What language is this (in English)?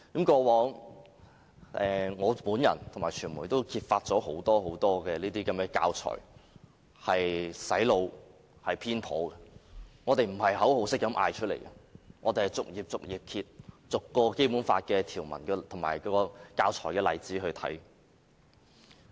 Cantonese